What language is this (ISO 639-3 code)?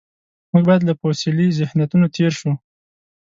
pus